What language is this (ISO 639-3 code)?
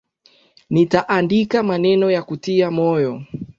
swa